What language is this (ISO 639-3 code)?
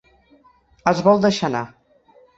cat